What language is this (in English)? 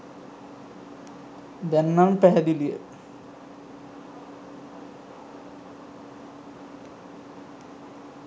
Sinhala